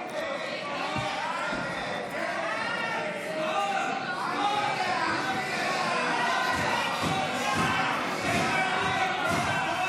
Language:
Hebrew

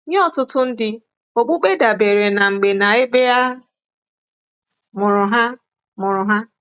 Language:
Igbo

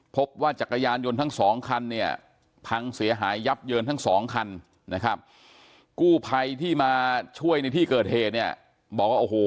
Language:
Thai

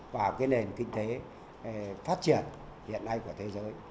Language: Vietnamese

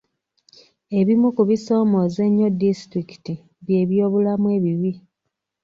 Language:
Ganda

